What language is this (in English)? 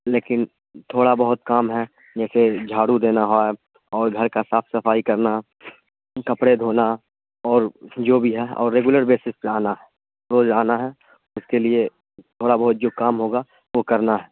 Urdu